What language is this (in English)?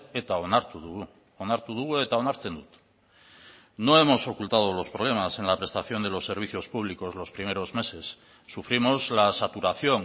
Spanish